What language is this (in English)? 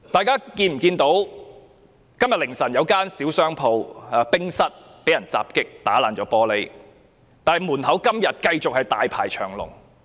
Cantonese